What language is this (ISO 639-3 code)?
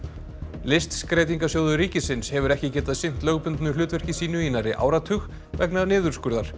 isl